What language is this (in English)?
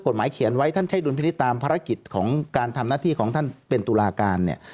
Thai